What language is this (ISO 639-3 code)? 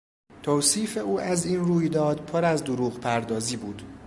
fas